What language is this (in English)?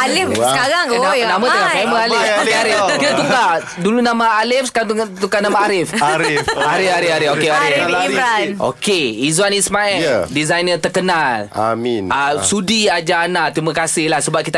Malay